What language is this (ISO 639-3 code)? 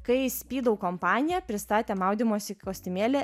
lit